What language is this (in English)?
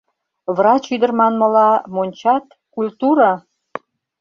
Mari